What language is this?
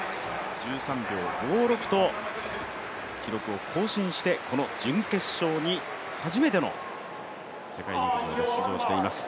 Japanese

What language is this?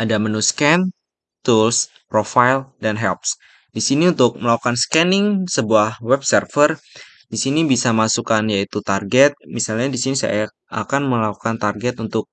Indonesian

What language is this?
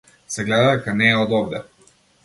Macedonian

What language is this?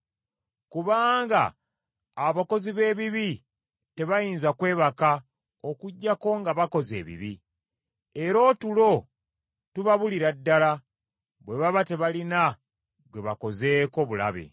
Ganda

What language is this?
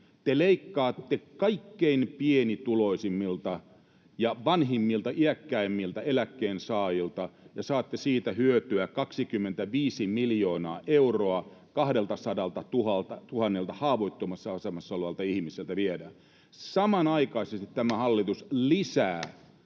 Finnish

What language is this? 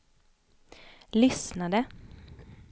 Swedish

